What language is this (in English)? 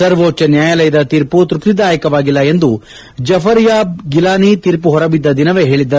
Kannada